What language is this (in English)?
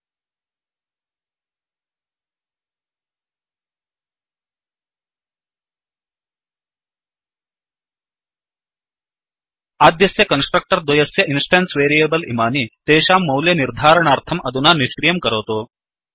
Sanskrit